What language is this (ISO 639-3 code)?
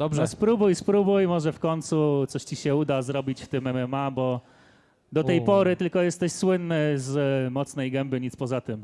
pol